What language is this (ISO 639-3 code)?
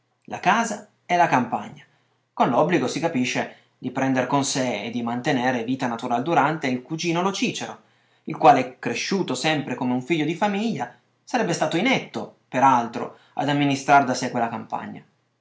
ita